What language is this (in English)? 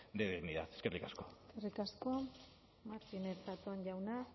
Basque